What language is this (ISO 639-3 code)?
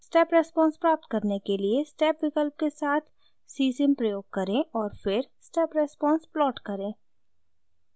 hin